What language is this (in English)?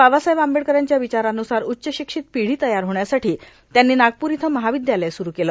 Marathi